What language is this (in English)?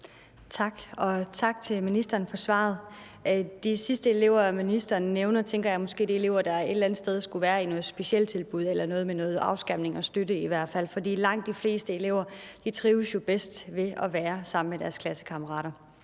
Danish